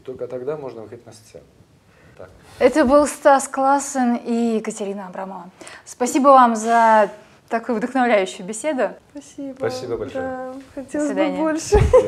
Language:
Russian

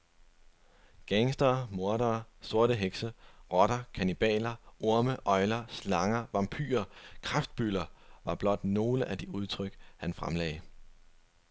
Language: Danish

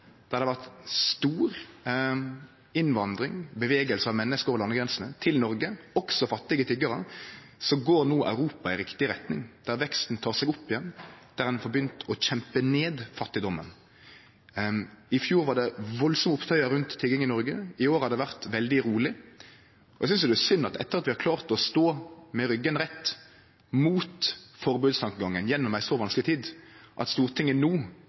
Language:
Norwegian Nynorsk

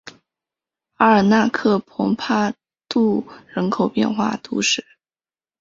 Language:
Chinese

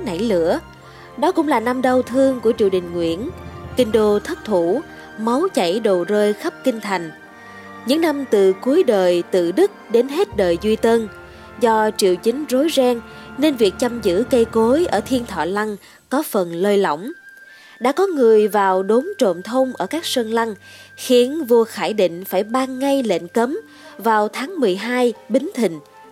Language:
Vietnamese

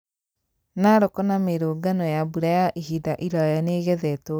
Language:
Kikuyu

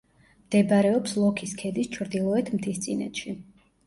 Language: Georgian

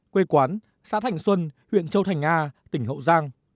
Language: Vietnamese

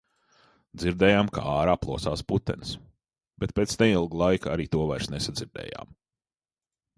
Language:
Latvian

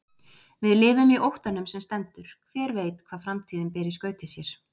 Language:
Icelandic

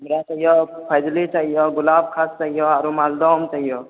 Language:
Maithili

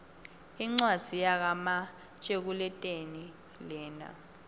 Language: Swati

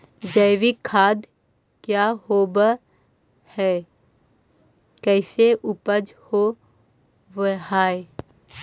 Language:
Magahi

